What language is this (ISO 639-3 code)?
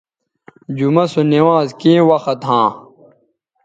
btv